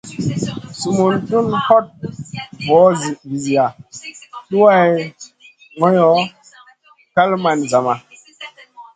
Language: Masana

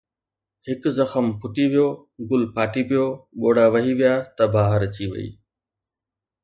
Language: Sindhi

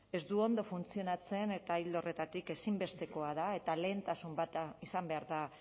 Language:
Basque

